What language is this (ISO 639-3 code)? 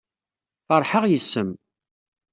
kab